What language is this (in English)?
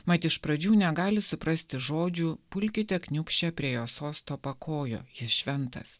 Lithuanian